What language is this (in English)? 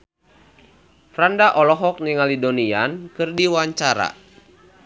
Sundanese